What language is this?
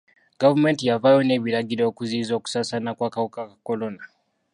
Ganda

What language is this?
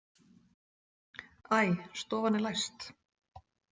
Icelandic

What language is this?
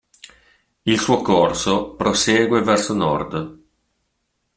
Italian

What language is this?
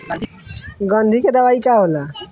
Bhojpuri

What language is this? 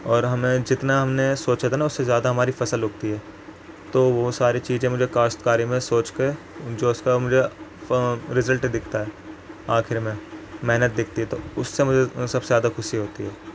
Urdu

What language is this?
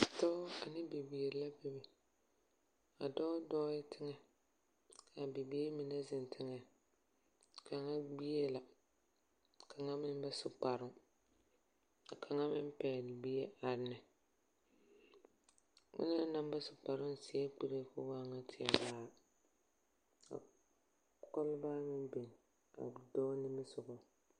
Southern Dagaare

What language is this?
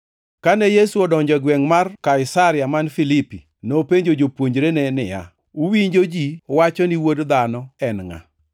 Luo (Kenya and Tanzania)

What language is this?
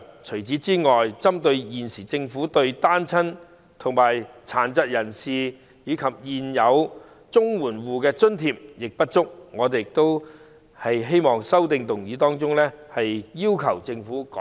Cantonese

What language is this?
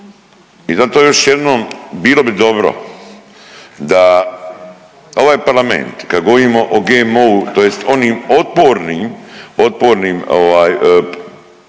Croatian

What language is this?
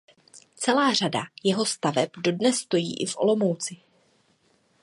Czech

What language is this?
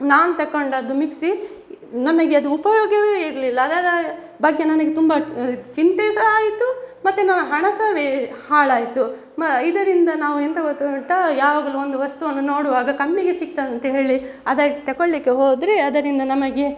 Kannada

